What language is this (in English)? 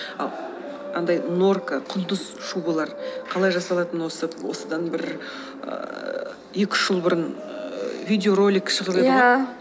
Kazakh